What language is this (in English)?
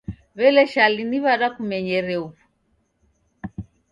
Taita